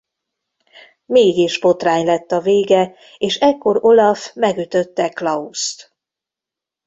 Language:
Hungarian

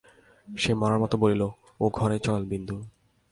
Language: Bangla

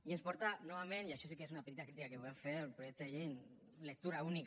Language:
Catalan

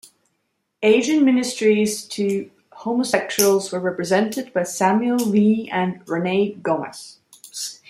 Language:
English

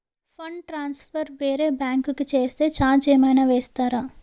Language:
Telugu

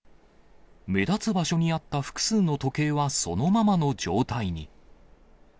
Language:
Japanese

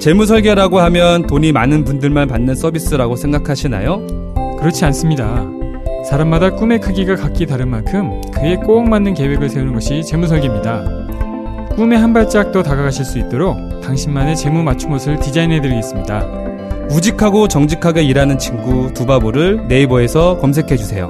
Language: Korean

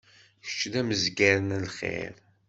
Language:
Kabyle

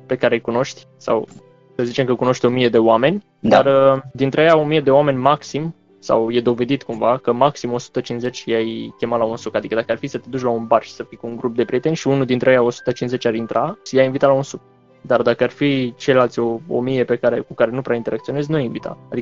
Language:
Romanian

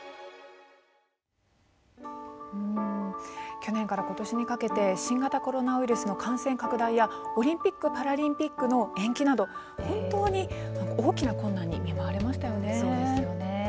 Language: Japanese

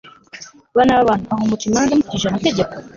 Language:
Kinyarwanda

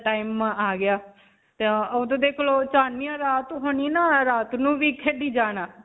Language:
Punjabi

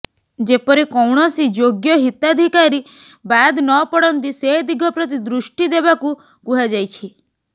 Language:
Odia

